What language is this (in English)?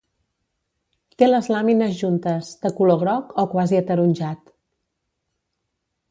Catalan